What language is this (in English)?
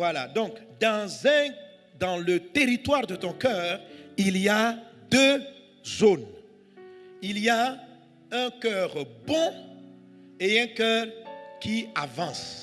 French